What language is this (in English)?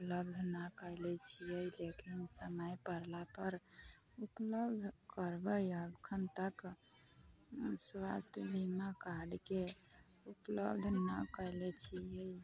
Maithili